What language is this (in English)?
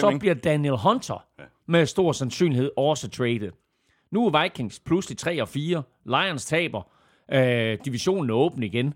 Danish